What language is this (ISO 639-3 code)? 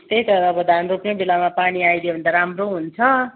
nep